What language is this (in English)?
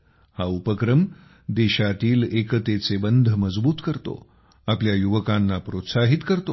Marathi